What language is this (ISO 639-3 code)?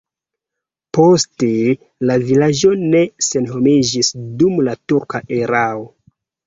epo